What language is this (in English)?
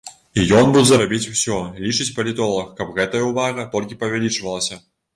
Belarusian